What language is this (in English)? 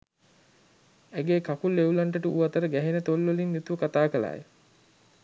Sinhala